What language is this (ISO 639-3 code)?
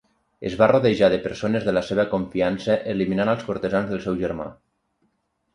cat